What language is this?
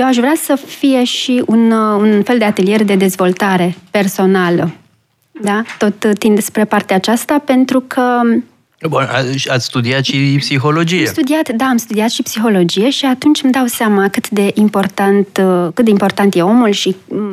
Romanian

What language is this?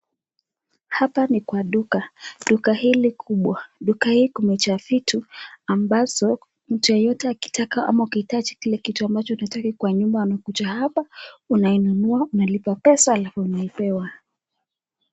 Swahili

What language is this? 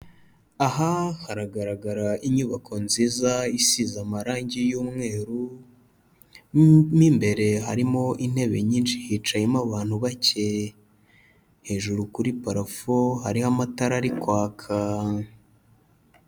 Kinyarwanda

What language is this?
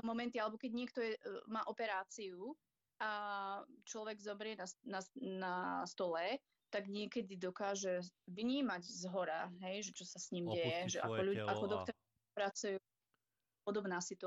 Slovak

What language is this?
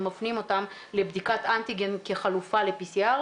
Hebrew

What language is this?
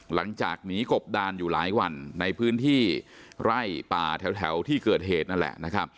Thai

